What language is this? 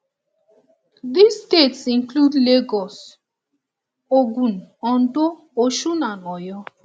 Nigerian Pidgin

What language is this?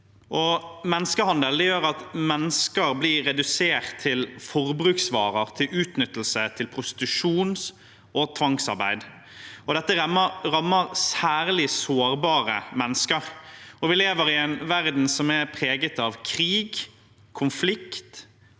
Norwegian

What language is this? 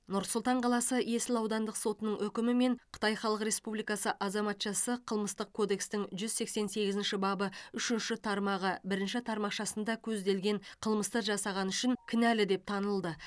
Kazakh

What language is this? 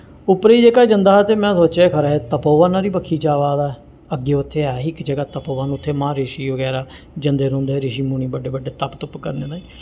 Dogri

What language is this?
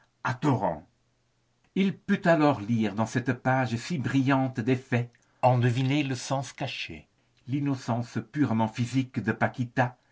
French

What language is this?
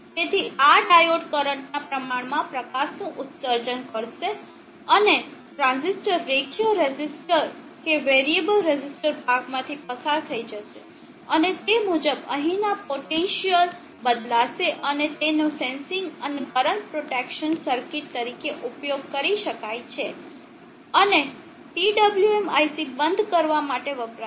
Gujarati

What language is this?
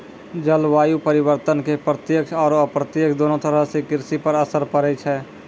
Maithili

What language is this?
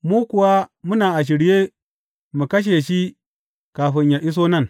Hausa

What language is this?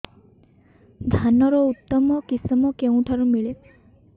Odia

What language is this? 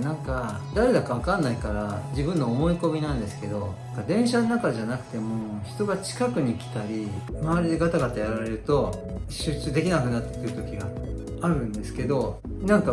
Japanese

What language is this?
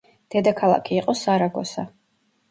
Georgian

